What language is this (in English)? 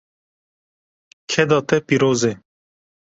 Kurdish